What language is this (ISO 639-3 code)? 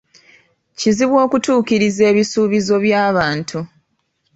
lug